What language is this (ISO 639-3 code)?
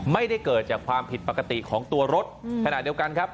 tha